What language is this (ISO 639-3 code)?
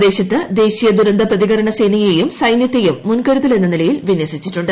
mal